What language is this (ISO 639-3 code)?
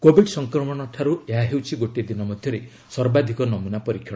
ori